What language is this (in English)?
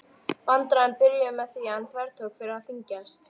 Icelandic